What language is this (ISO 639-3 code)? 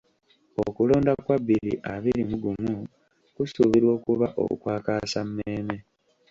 lug